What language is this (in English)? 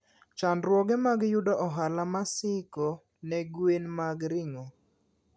Luo (Kenya and Tanzania)